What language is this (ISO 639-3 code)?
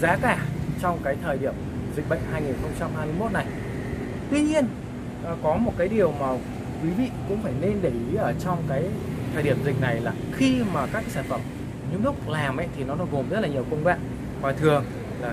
vie